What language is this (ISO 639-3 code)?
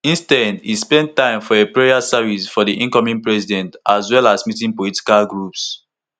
pcm